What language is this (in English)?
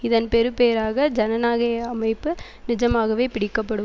Tamil